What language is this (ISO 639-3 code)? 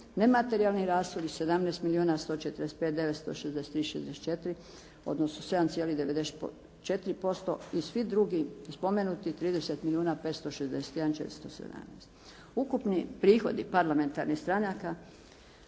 hrv